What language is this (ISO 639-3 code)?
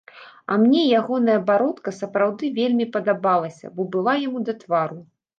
bel